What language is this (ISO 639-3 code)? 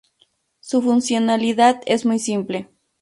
spa